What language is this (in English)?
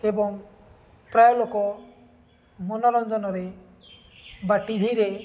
Odia